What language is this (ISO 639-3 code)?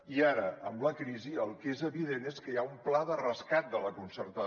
cat